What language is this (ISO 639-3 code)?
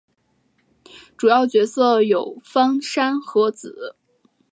zho